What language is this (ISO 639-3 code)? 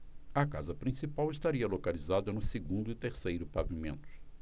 por